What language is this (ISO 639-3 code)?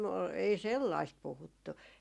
fin